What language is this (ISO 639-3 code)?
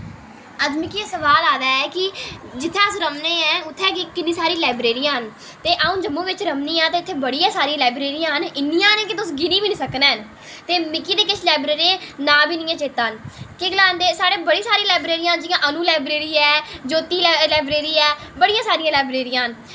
doi